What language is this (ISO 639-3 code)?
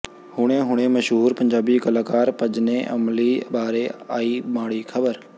pan